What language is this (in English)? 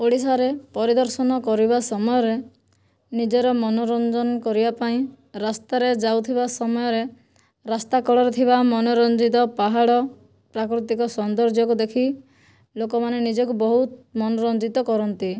Odia